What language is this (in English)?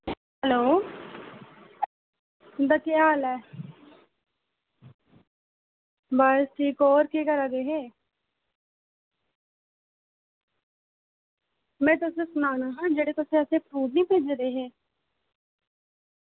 Dogri